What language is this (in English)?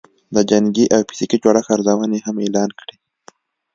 Pashto